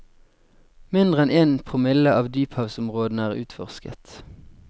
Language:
Norwegian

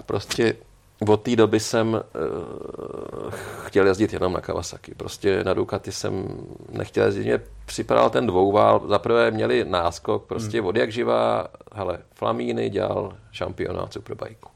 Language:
Czech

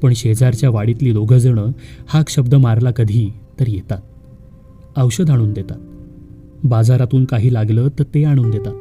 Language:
Marathi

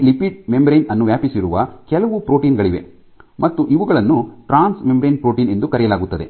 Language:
Kannada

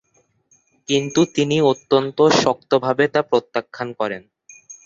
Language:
Bangla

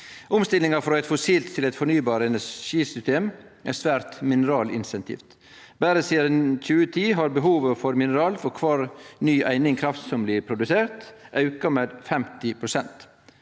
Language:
Norwegian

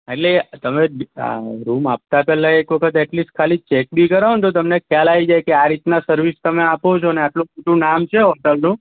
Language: Gujarati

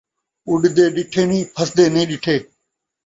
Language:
Saraiki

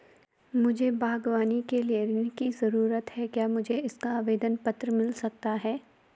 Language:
Hindi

